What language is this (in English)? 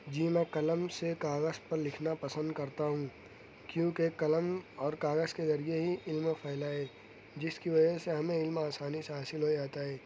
Urdu